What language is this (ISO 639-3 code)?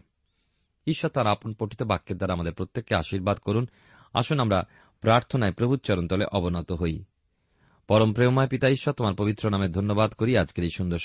ben